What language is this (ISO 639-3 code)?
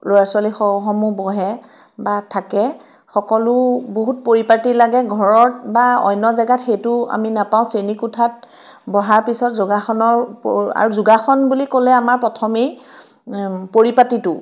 asm